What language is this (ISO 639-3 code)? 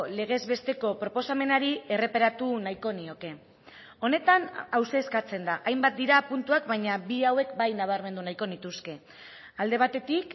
eus